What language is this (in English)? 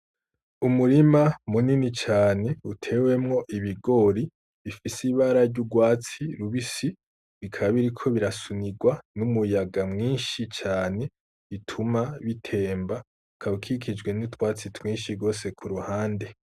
Rundi